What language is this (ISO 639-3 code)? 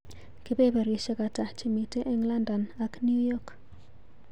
kln